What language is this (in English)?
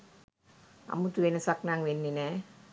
Sinhala